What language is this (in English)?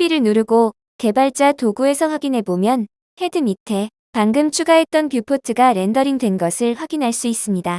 Korean